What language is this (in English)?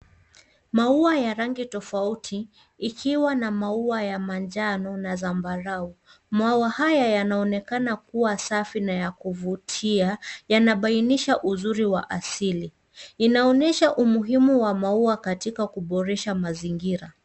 Swahili